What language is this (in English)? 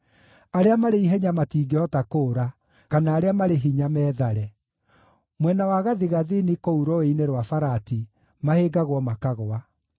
Kikuyu